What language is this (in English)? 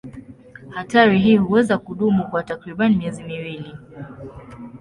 Swahili